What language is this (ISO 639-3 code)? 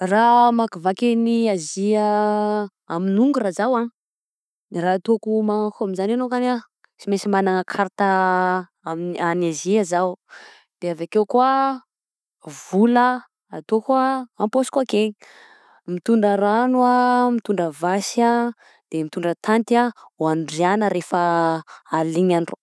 bzc